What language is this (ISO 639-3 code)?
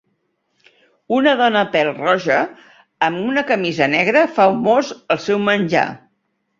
cat